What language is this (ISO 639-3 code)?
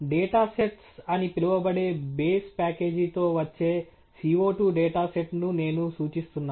tel